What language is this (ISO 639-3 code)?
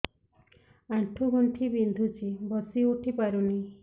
ori